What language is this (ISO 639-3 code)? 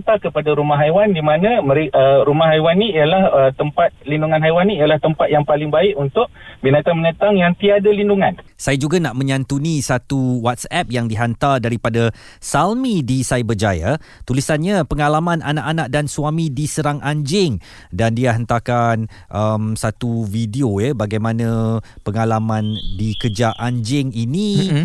msa